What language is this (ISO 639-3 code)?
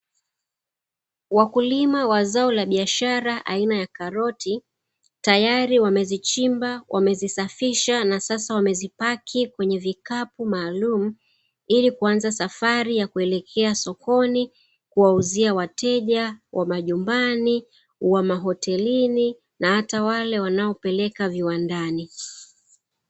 swa